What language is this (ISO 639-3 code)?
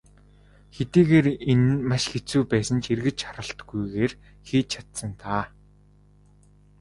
mon